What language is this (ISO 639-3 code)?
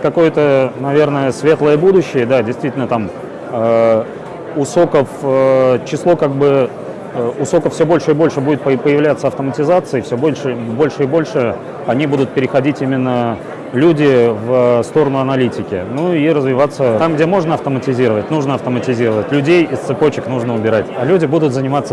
rus